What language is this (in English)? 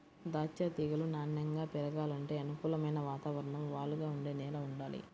Telugu